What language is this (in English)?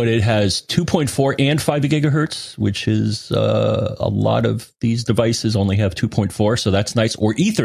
English